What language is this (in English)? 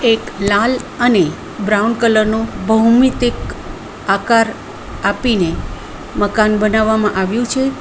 Gujarati